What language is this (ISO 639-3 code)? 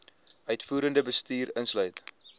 afr